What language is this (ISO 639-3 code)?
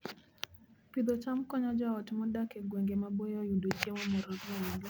luo